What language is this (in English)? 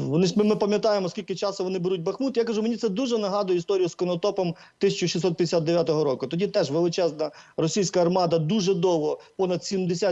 Ukrainian